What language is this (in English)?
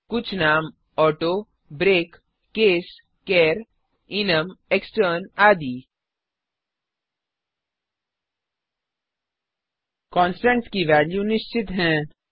Hindi